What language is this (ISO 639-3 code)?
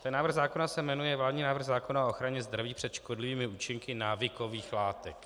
ces